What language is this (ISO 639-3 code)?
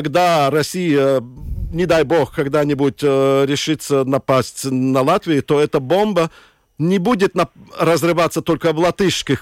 rus